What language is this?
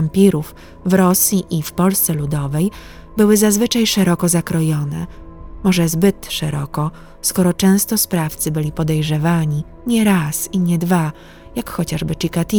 Polish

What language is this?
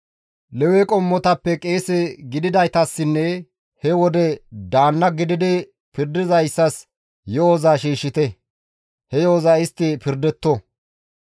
Gamo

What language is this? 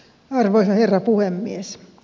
Finnish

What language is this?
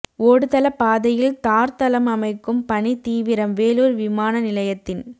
Tamil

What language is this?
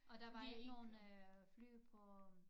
Danish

